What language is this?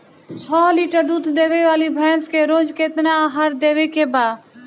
Bhojpuri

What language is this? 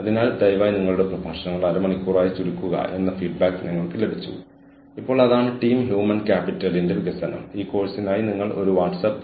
Malayalam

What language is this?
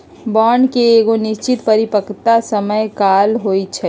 Magahi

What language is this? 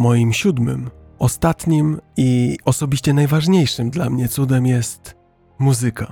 Polish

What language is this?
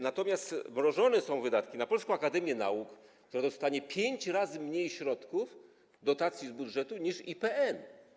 Polish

